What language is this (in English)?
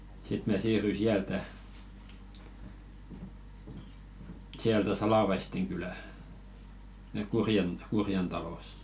Finnish